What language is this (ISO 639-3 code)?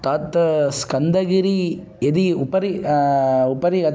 san